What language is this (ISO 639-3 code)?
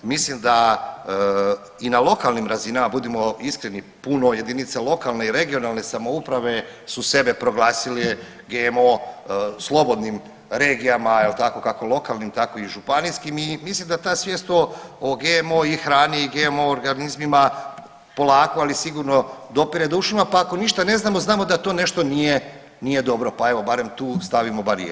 hrv